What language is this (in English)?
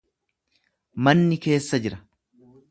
Oromo